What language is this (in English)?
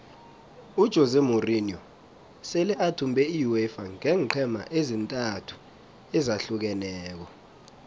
South Ndebele